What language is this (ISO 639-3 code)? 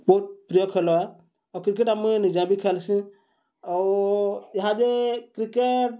ori